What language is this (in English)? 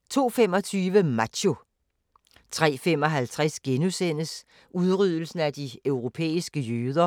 Danish